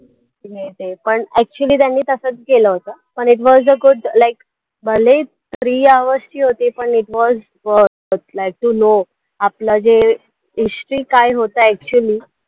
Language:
Marathi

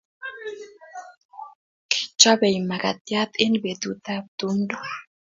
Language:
Kalenjin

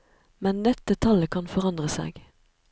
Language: Norwegian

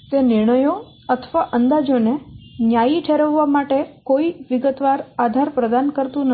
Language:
Gujarati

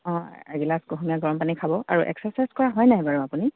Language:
Assamese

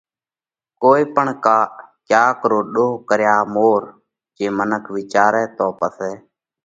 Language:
Parkari Koli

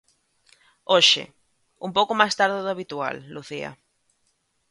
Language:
Galician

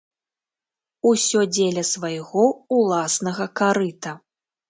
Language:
Belarusian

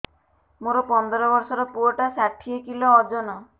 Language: Odia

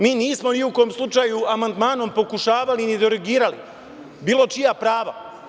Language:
Serbian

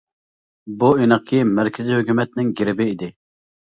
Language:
Uyghur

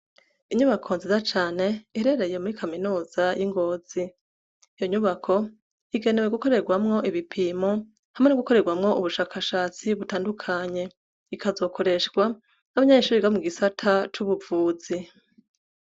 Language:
Rundi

